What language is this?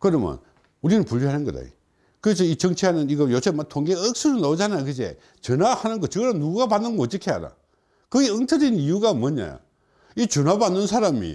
Korean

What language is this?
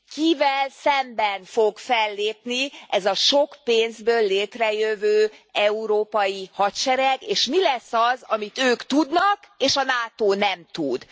Hungarian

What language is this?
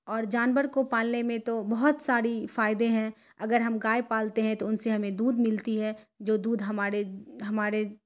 Urdu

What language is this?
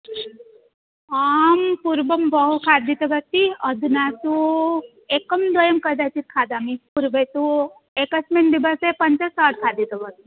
Sanskrit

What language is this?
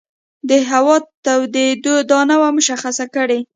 Pashto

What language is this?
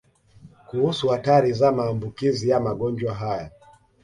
Swahili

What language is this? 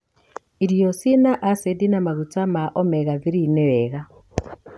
Kikuyu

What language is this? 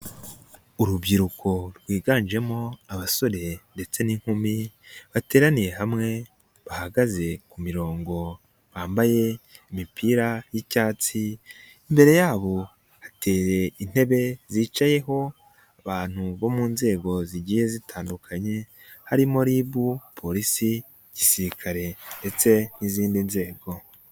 Kinyarwanda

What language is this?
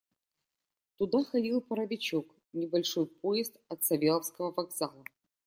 Russian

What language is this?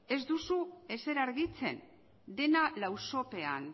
Basque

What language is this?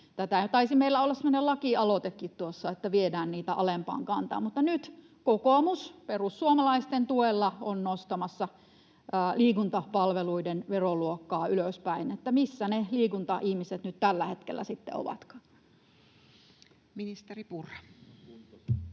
Finnish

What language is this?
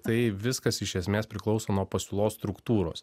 Lithuanian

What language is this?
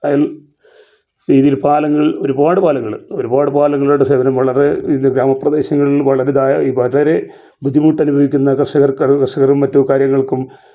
Malayalam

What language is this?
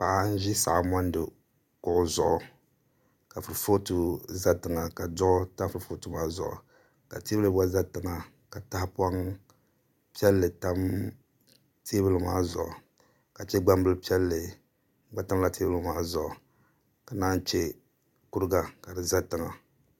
Dagbani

